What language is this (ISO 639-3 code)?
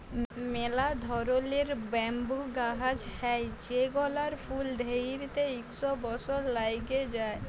ben